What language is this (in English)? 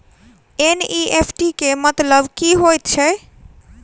Maithili